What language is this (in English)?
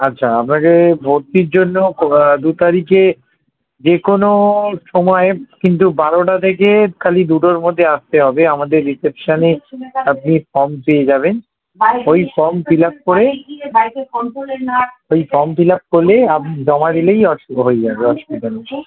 Bangla